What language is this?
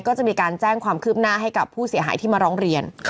Thai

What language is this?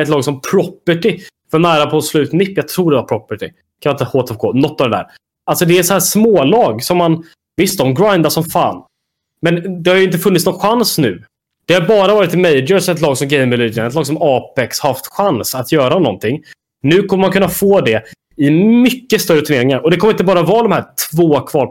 Swedish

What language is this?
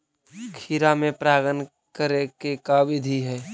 Magahi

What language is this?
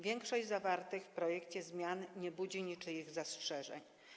Polish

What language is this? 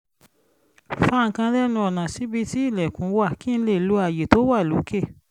Yoruba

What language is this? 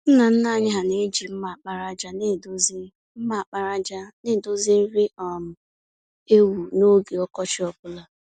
Igbo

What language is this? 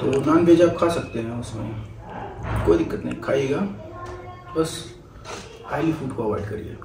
Hindi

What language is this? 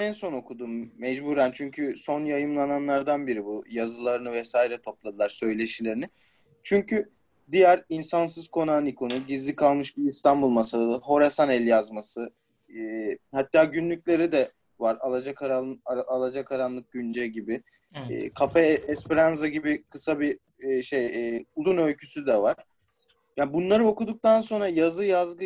Turkish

